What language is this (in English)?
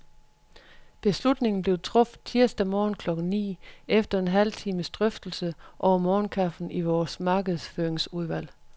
Danish